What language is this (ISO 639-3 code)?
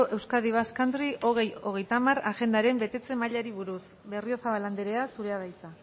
eus